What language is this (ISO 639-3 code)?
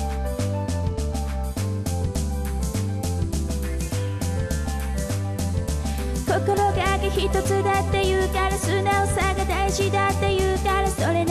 jpn